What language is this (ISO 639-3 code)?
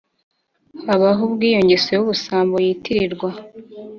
kin